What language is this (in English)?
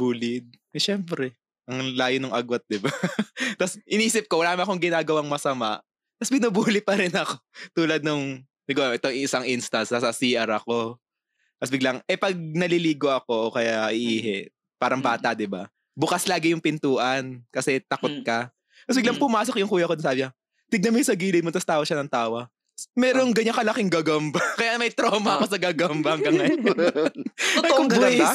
Filipino